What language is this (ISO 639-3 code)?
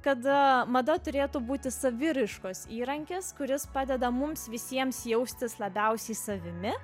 lit